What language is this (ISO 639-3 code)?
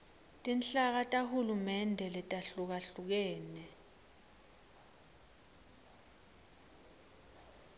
ssw